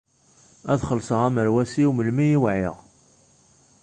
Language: Kabyle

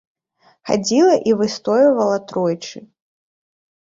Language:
Belarusian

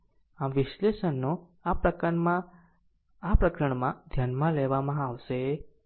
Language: Gujarati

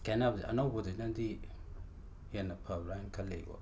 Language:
Manipuri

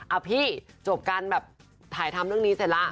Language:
Thai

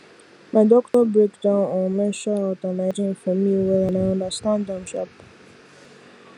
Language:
Nigerian Pidgin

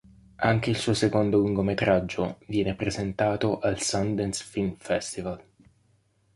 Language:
Italian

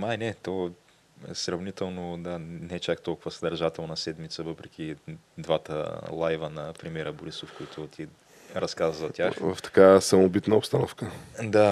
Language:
Bulgarian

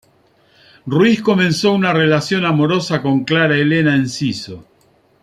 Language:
Spanish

